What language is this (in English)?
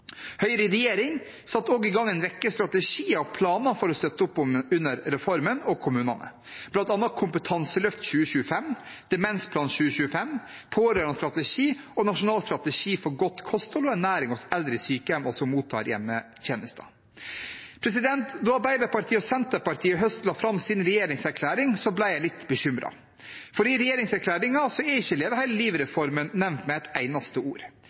Norwegian Bokmål